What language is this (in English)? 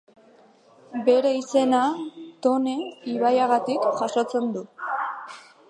Basque